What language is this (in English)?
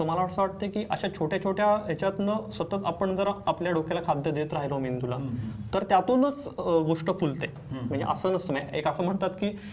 Marathi